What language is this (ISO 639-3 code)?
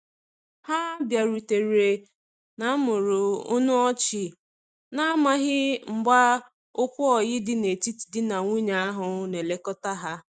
ibo